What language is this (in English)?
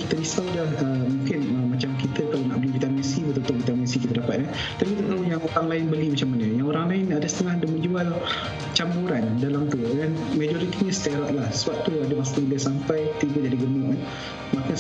Malay